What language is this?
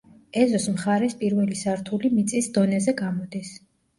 Georgian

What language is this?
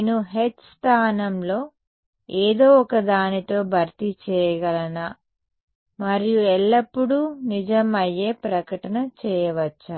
Telugu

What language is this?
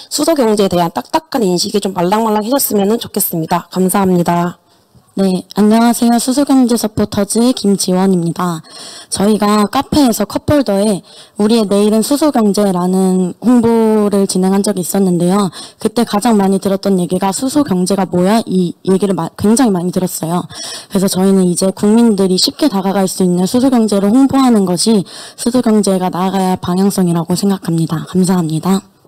Korean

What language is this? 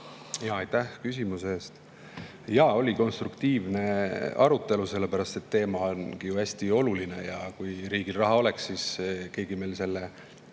Estonian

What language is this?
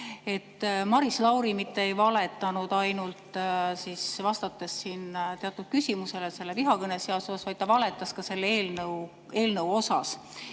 Estonian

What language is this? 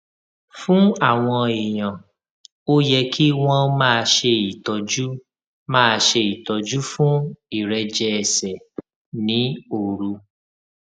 Yoruba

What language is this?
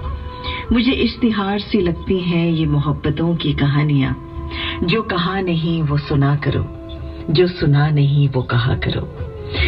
Hindi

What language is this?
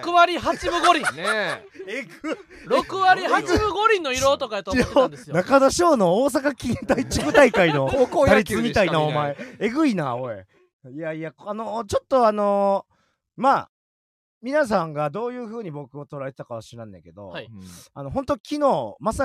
Japanese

